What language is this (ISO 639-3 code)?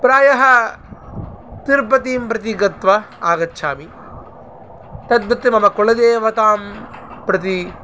san